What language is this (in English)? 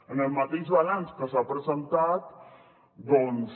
Catalan